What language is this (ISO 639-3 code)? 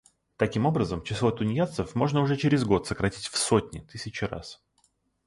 rus